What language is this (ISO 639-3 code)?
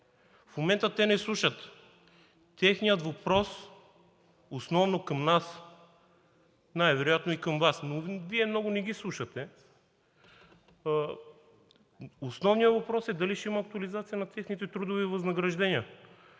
bul